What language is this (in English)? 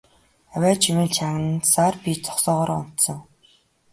Mongolian